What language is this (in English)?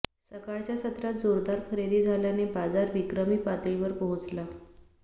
Marathi